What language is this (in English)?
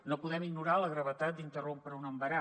Catalan